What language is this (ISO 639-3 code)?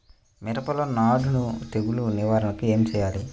tel